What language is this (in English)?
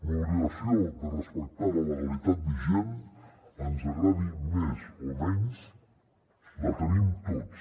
Catalan